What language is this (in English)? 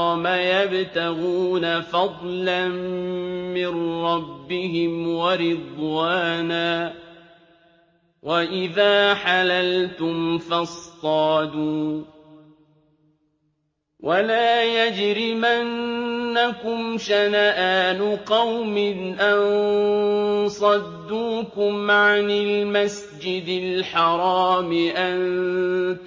Arabic